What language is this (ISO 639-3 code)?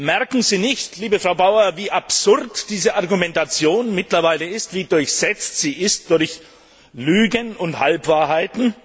deu